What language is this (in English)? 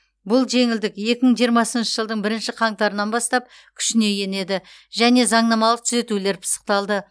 Kazakh